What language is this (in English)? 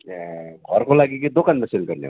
Nepali